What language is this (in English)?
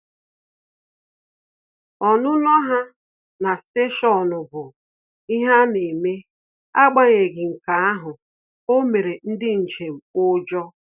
Igbo